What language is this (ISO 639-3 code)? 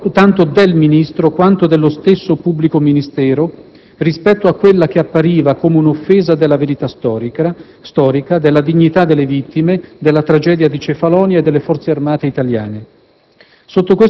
ita